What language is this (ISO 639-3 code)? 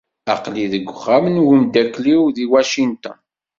kab